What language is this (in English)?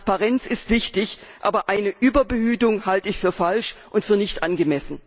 German